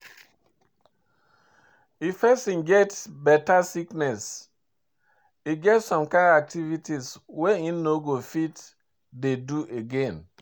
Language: Nigerian Pidgin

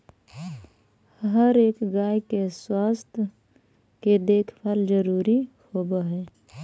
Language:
Magahi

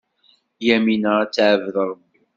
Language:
Kabyle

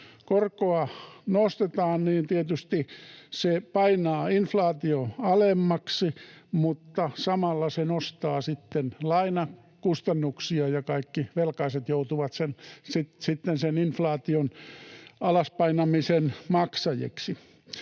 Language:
Finnish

